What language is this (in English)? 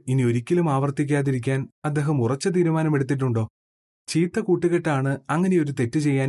Malayalam